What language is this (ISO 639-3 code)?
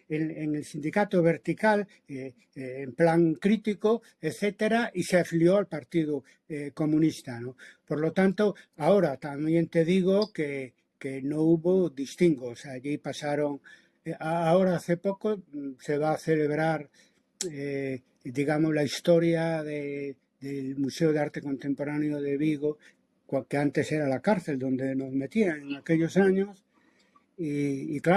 spa